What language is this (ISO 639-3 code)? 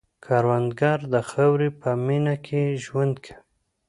pus